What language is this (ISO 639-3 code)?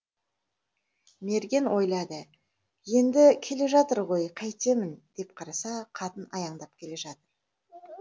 kaz